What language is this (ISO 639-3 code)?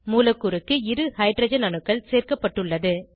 tam